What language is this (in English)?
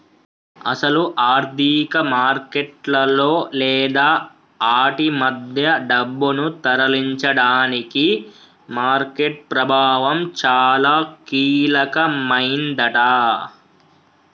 Telugu